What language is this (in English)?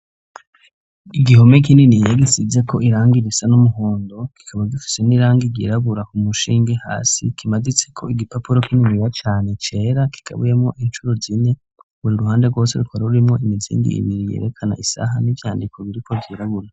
Rundi